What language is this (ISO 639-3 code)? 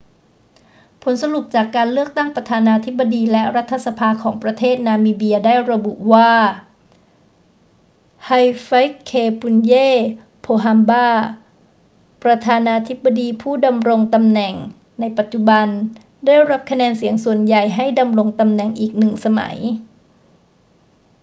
tha